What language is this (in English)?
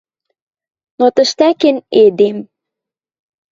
Western Mari